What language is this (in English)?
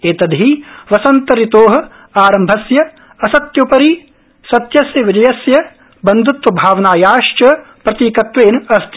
Sanskrit